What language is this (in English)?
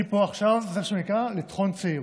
Hebrew